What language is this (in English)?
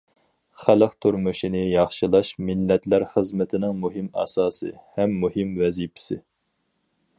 Uyghur